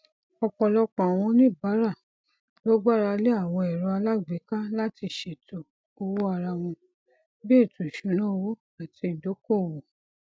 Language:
Yoruba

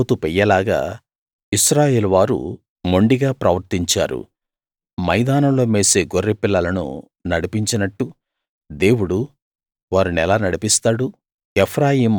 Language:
Telugu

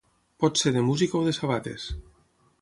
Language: Catalan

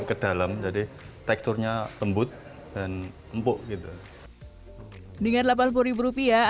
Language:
Indonesian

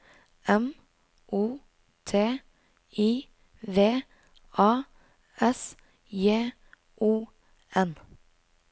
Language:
Norwegian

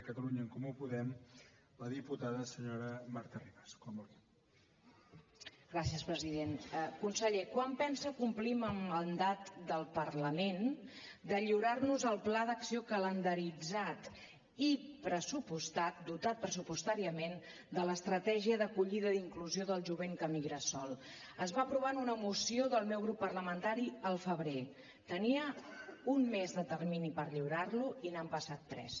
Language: Catalan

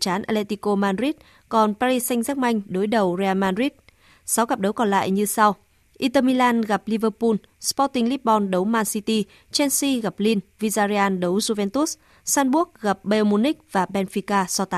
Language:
Vietnamese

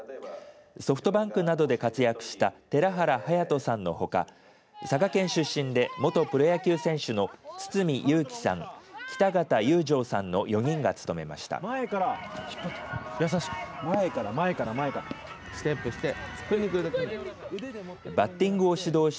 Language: Japanese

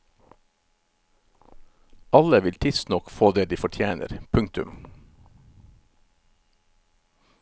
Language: Norwegian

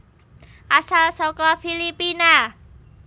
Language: Javanese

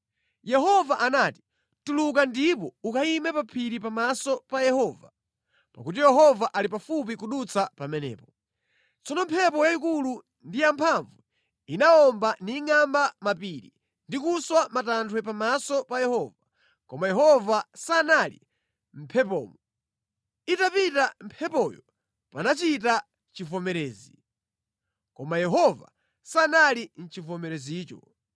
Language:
Nyanja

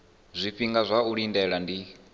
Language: Venda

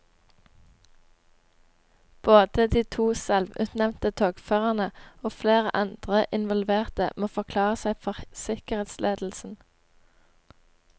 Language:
Norwegian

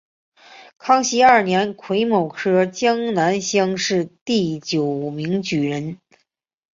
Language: Chinese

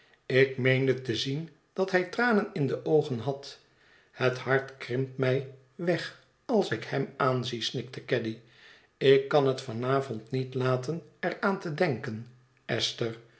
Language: Dutch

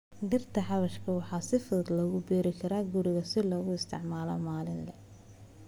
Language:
Somali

